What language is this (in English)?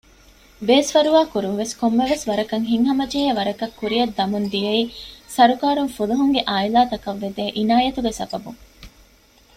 Divehi